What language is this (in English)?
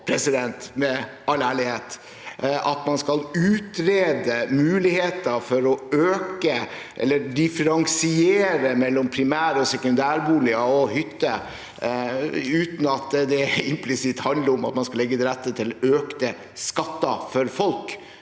Norwegian